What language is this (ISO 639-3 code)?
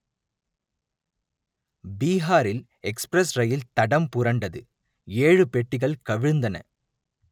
tam